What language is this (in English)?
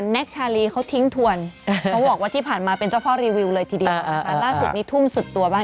Thai